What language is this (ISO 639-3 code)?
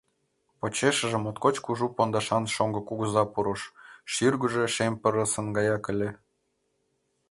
chm